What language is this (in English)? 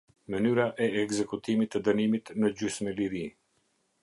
Albanian